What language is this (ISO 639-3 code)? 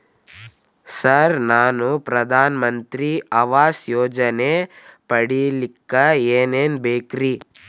kan